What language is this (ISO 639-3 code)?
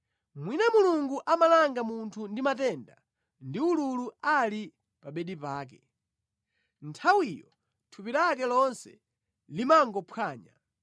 nya